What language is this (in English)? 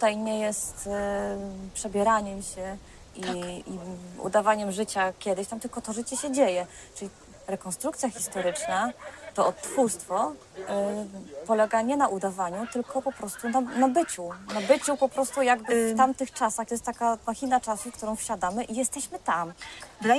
Polish